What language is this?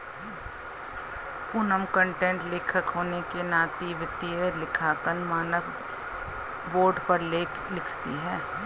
Hindi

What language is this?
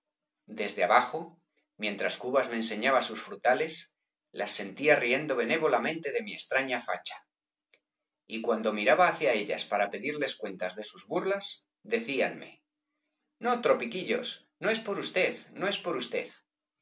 Spanish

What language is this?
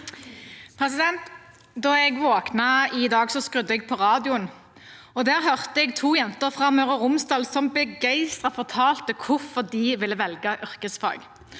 Norwegian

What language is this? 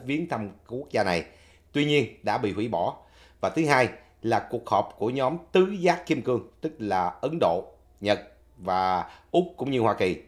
Vietnamese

